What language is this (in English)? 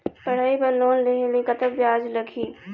Chhattisgarhi